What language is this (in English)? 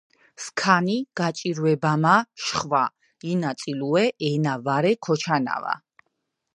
Georgian